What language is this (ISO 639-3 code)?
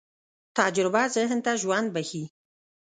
pus